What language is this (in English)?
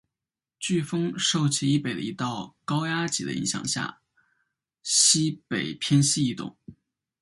Chinese